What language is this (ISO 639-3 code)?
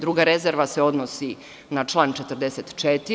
srp